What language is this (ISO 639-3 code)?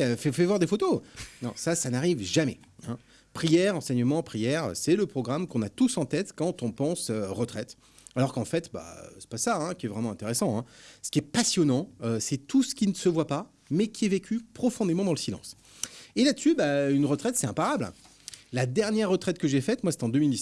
fra